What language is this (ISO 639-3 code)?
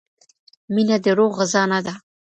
pus